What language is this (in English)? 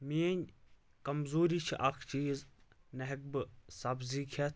Kashmiri